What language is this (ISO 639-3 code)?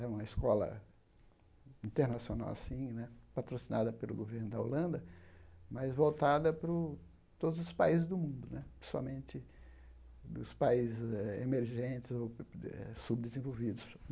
por